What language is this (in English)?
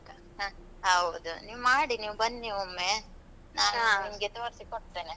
Kannada